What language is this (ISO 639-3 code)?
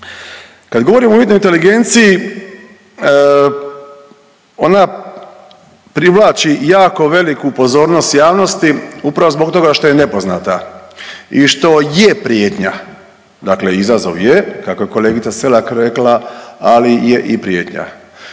hrv